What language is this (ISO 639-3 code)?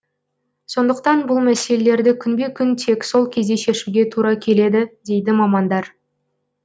kaz